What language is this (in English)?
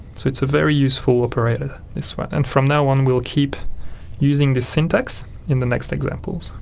English